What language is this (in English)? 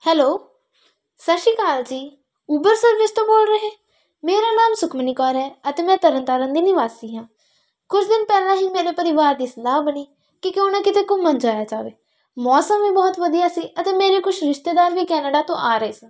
Punjabi